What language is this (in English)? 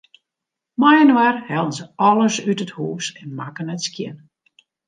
Western Frisian